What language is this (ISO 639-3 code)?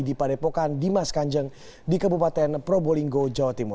ind